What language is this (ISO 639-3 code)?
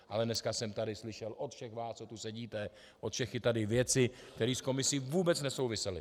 ces